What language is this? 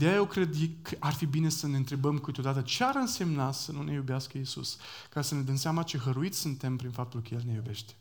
Romanian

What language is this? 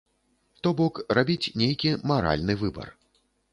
Belarusian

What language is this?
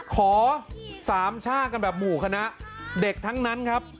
Thai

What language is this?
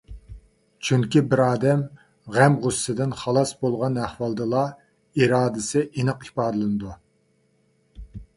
Uyghur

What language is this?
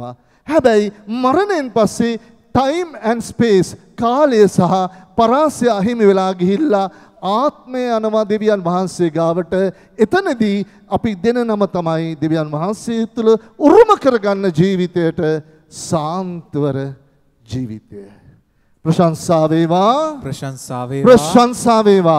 Turkish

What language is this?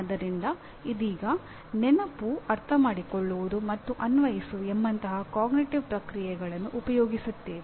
Kannada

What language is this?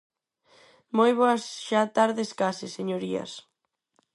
Galician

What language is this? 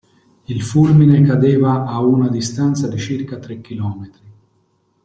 Italian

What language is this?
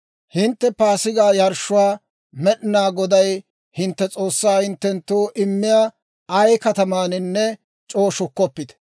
Dawro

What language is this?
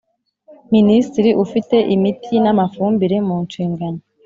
Kinyarwanda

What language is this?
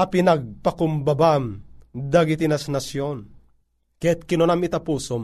Filipino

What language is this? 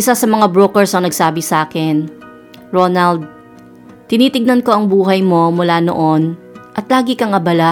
Filipino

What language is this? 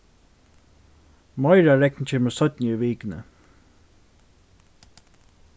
Faroese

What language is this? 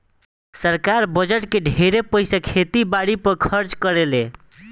Bhojpuri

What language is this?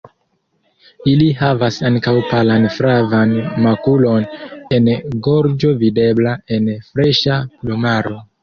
Esperanto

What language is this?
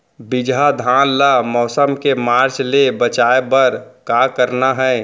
Chhattisgarhi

